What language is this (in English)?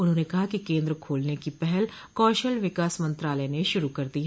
Hindi